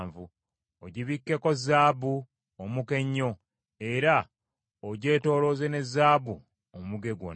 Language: Ganda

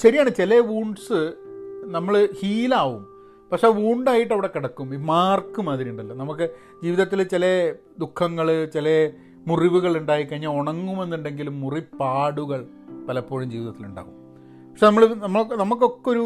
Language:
Malayalam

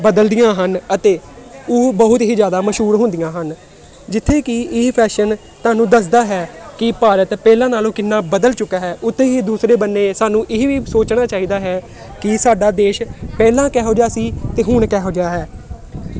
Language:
Punjabi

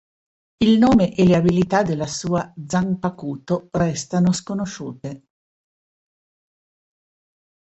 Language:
Italian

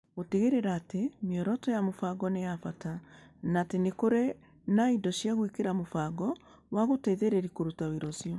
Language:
Kikuyu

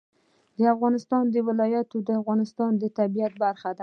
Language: Pashto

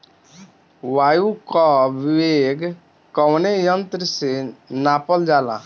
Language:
Bhojpuri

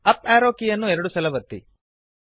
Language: Kannada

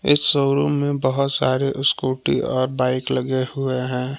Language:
Hindi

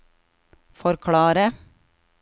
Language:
Norwegian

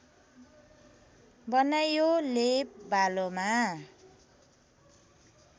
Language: Nepali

